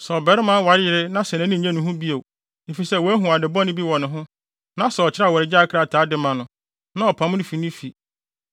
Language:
Akan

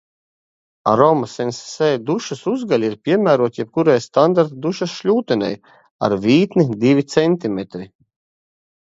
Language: Latvian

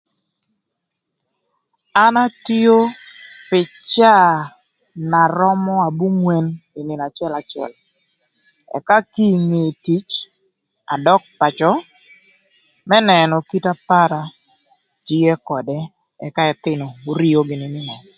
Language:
Thur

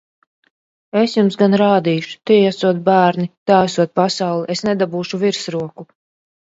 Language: Latvian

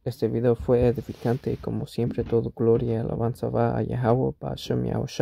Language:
Spanish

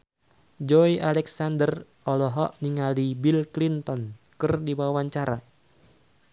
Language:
Sundanese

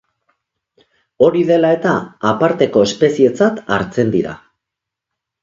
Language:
Basque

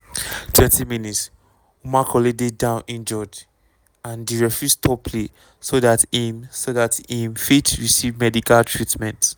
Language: Nigerian Pidgin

